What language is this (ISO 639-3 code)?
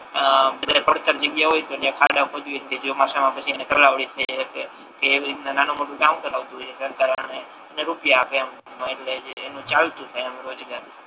guj